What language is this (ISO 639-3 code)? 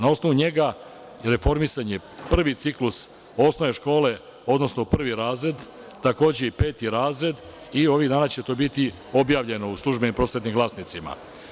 srp